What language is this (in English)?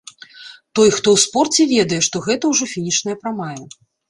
Belarusian